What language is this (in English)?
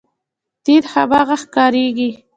Pashto